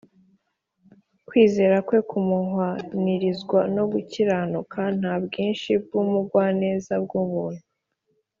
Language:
Kinyarwanda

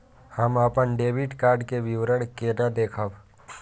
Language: Maithili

